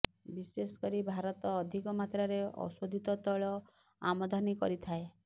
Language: Odia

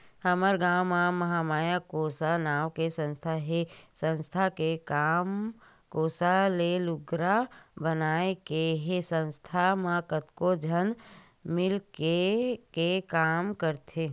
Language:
Chhattisgarhi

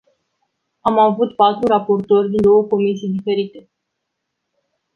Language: Romanian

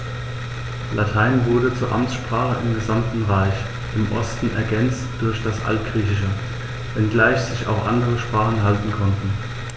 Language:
German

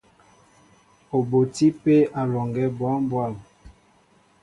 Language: Mbo (Cameroon)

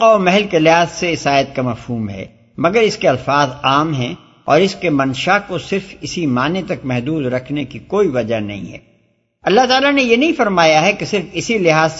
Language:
Urdu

